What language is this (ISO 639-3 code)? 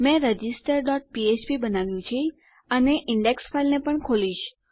guj